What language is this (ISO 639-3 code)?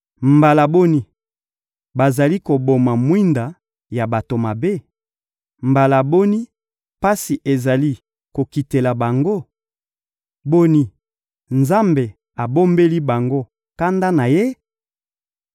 lin